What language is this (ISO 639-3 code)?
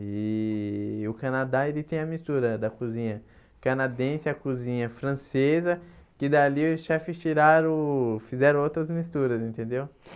por